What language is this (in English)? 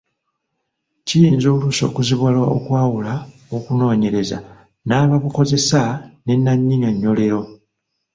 Ganda